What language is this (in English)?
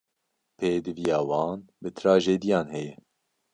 Kurdish